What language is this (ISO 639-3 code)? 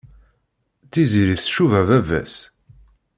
kab